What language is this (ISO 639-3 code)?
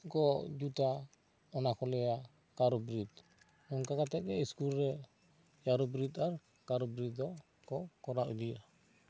sat